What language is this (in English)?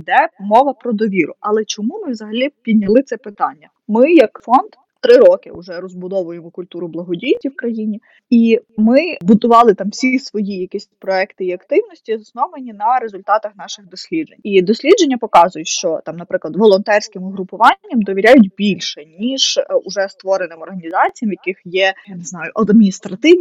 Ukrainian